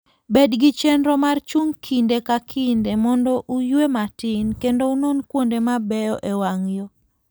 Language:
Luo (Kenya and Tanzania)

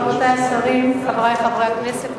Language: Hebrew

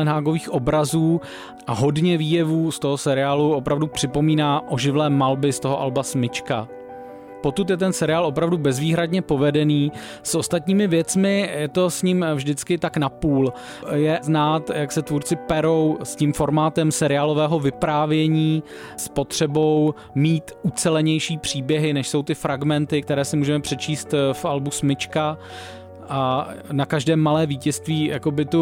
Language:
Czech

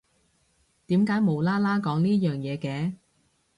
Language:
Cantonese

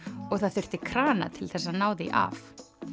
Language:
Icelandic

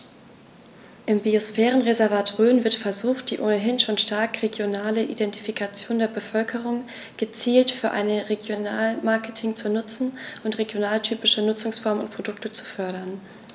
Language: German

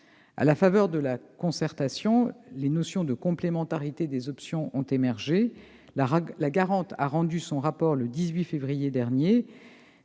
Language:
French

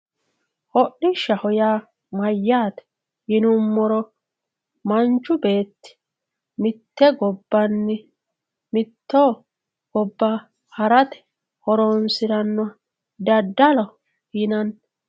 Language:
Sidamo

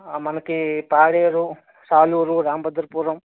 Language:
Telugu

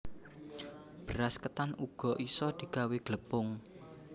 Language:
Javanese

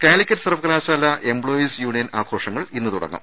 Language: Malayalam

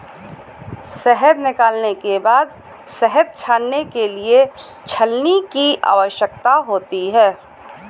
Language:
Hindi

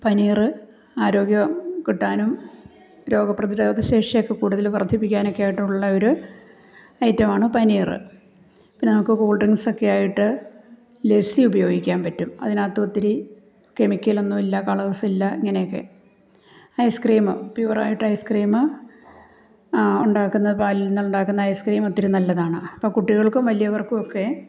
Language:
Malayalam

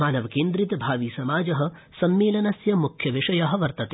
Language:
Sanskrit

